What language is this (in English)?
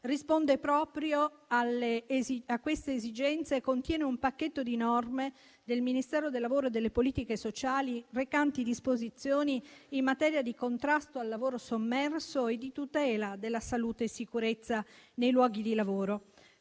Italian